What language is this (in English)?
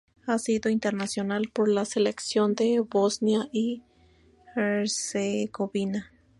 Spanish